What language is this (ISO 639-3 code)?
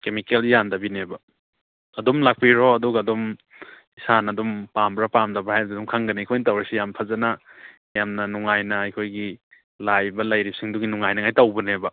mni